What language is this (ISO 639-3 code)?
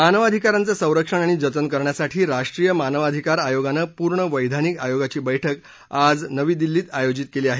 mar